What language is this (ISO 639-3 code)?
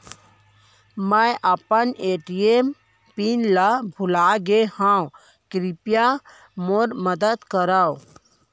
hne